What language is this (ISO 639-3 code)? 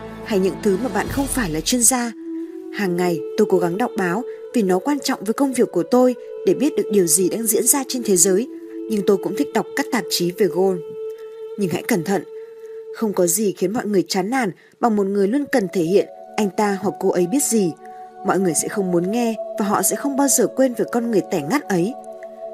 vie